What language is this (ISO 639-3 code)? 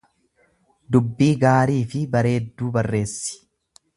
orm